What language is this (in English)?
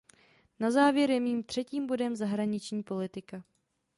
Czech